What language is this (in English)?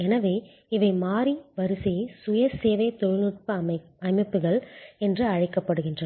Tamil